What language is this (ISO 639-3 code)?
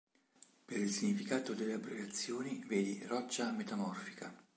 ita